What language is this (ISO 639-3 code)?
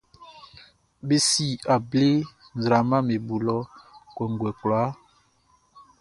bci